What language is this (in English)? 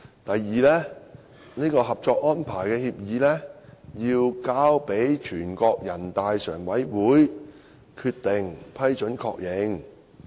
Cantonese